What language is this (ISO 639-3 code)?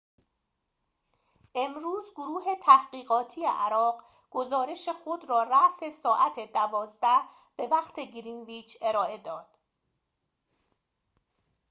fas